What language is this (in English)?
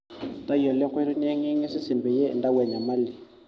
Masai